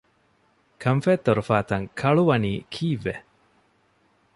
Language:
Divehi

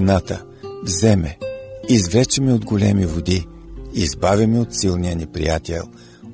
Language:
Bulgarian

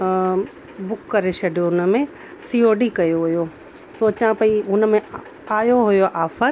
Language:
Sindhi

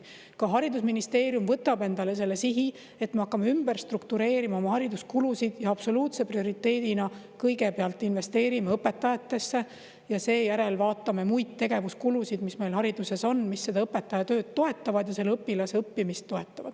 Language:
Estonian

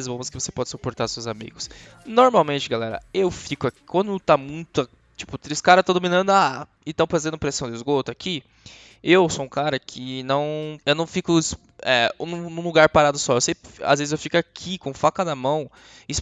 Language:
Portuguese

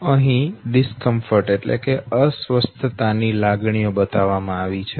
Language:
Gujarati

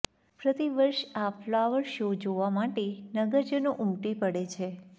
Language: Gujarati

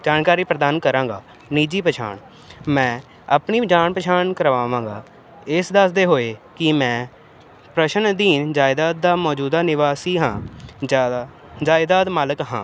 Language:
Punjabi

